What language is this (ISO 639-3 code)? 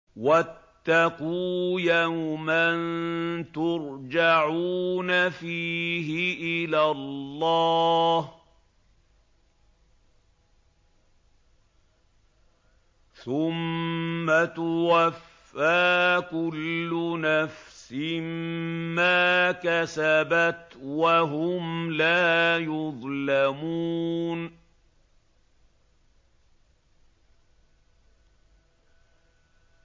ara